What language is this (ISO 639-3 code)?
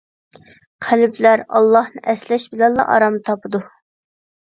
uig